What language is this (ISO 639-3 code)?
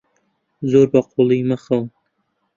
ckb